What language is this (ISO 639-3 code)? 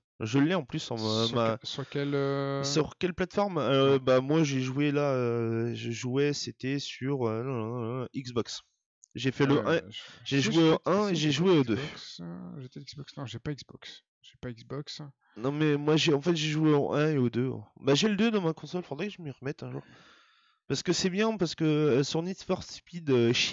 fra